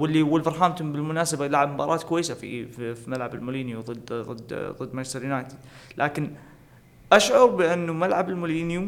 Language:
Arabic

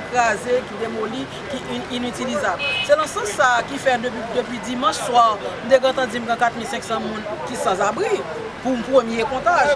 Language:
French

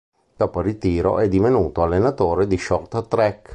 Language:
Italian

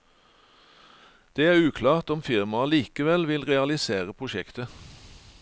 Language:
Norwegian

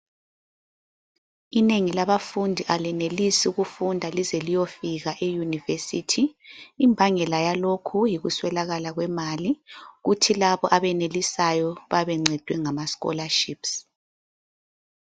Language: North Ndebele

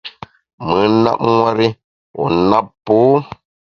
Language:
Bamun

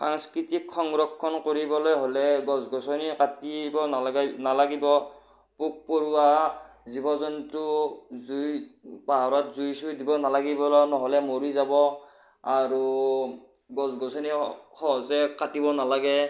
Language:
Assamese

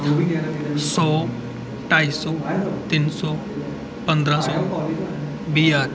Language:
Dogri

